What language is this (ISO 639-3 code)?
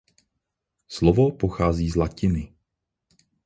ces